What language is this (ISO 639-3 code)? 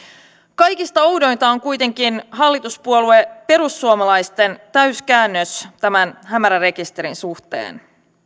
fin